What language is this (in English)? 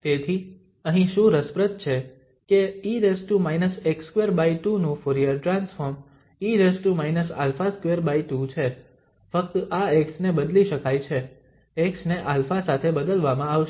Gujarati